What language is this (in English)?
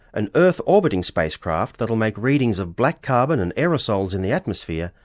English